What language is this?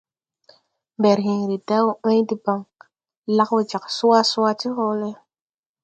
Tupuri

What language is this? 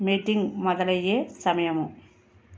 Telugu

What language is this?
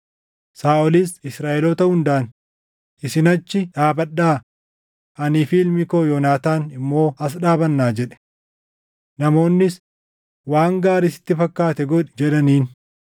Oromo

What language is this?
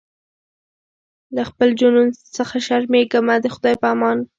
Pashto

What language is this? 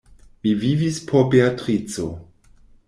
Esperanto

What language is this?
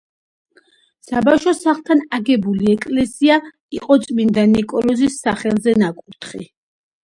Georgian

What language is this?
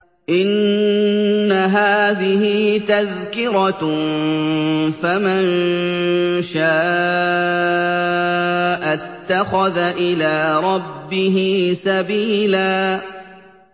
Arabic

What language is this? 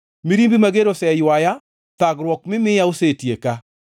Luo (Kenya and Tanzania)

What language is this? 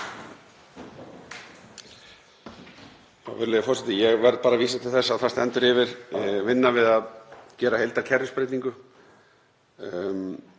Icelandic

